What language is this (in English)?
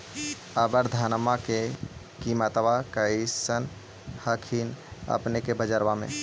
Magahi